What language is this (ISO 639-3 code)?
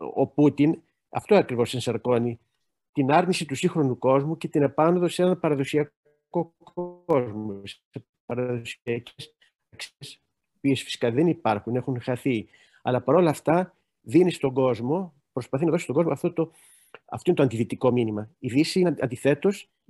ell